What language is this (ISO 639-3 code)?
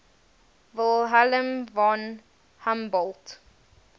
eng